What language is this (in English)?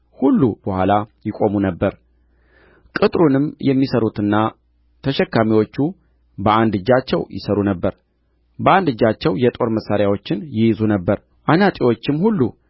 Amharic